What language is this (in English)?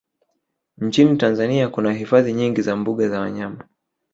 Swahili